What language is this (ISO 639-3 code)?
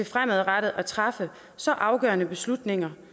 dan